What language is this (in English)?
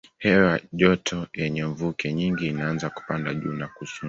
Swahili